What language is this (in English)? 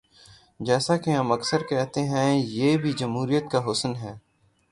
Urdu